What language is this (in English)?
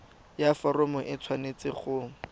Tswana